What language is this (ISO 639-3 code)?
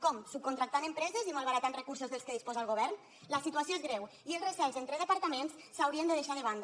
cat